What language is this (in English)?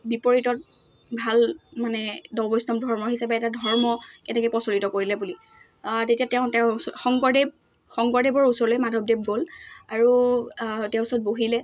Assamese